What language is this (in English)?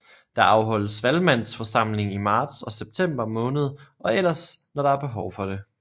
Danish